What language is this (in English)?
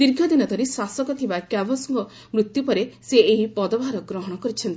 Odia